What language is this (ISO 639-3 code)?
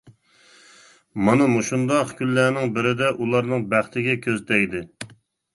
uig